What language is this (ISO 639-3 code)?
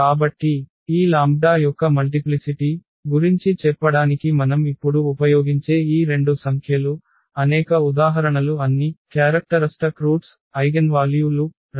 tel